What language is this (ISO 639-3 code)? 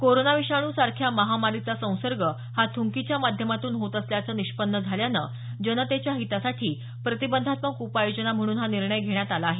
mar